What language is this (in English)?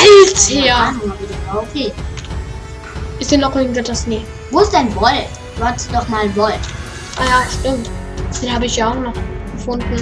German